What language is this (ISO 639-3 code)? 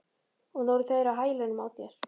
isl